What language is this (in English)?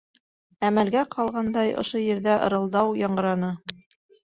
Bashkir